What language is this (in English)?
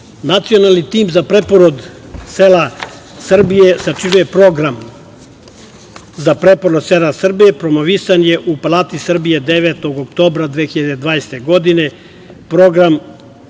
Serbian